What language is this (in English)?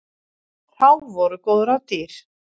Icelandic